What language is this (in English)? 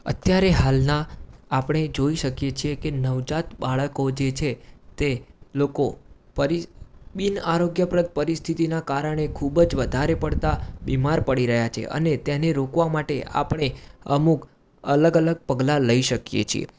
Gujarati